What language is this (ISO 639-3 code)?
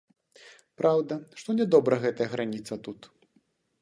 bel